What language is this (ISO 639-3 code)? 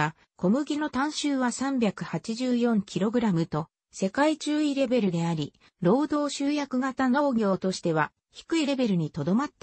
jpn